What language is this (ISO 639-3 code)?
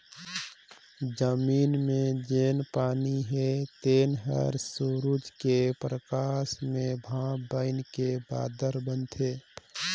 hne